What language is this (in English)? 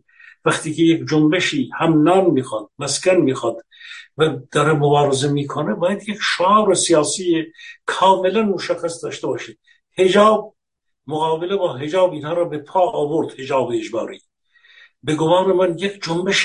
Persian